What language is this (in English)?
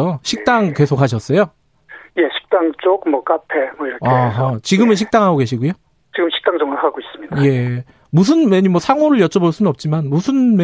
Korean